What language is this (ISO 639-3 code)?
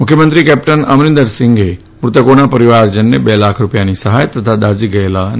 guj